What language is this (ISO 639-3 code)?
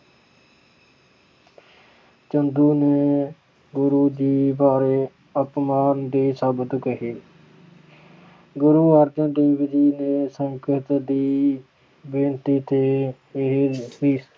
pan